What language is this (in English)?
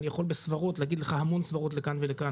Hebrew